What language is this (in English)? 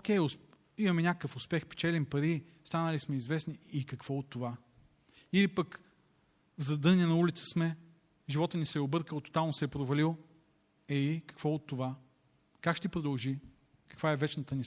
Bulgarian